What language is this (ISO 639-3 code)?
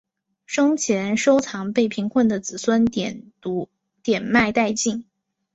zho